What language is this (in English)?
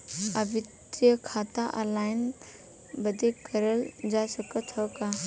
Bhojpuri